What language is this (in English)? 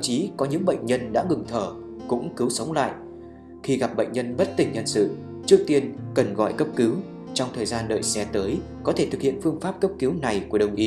Vietnamese